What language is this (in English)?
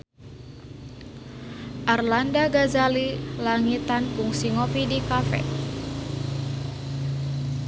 Sundanese